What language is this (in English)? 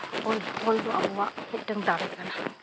Santali